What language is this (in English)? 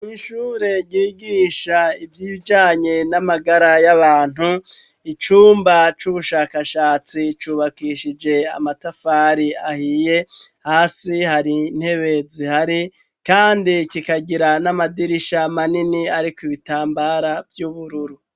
Rundi